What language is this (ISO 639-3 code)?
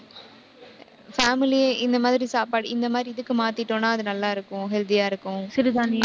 tam